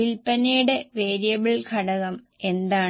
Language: Malayalam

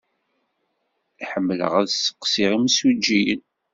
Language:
Kabyle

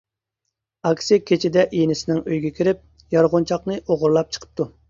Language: Uyghur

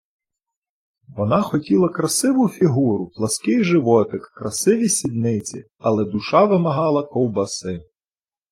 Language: Ukrainian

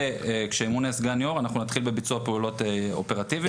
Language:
Hebrew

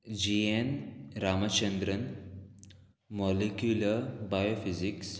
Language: Konkani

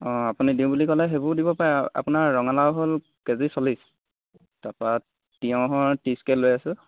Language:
Assamese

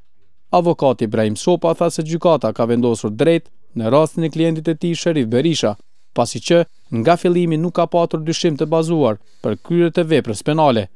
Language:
Portuguese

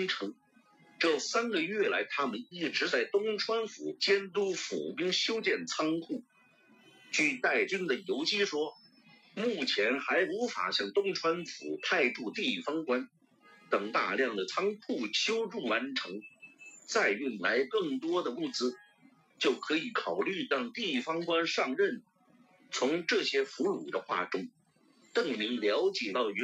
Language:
Chinese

